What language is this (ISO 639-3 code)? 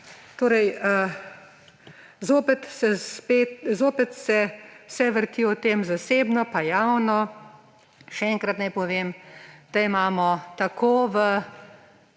slv